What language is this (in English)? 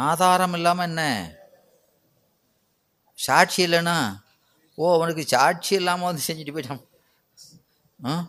Tamil